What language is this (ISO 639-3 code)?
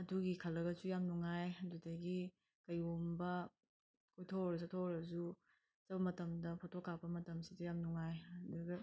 mni